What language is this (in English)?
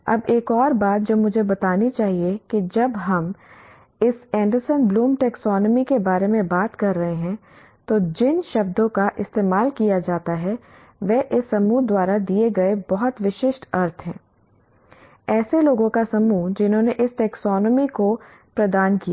Hindi